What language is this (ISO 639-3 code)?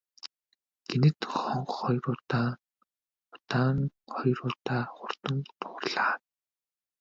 mon